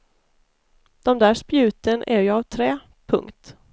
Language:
Swedish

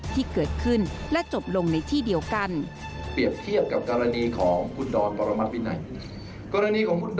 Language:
Thai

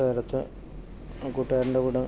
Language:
Malayalam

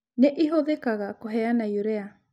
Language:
Kikuyu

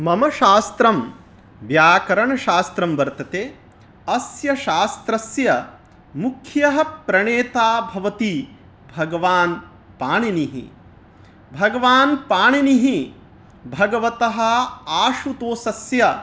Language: Sanskrit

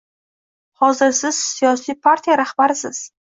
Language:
Uzbek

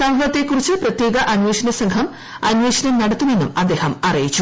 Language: Malayalam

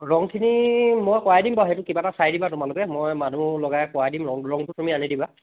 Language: Assamese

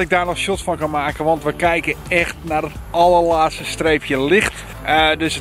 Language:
Dutch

